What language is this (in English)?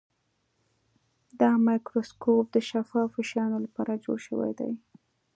Pashto